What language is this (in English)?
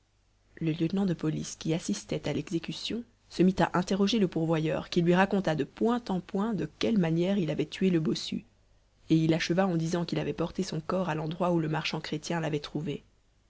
French